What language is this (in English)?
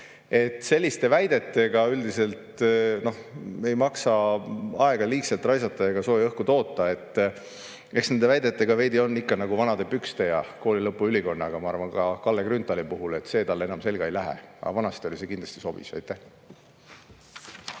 Estonian